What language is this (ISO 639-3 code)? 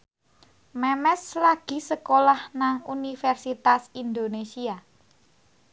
jav